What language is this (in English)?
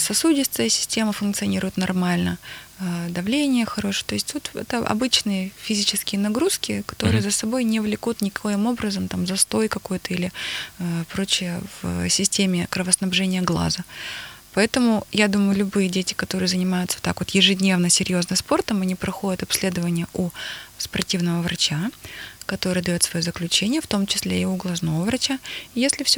Russian